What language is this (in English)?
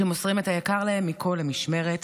Hebrew